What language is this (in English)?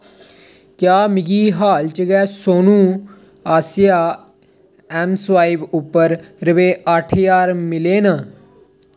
Dogri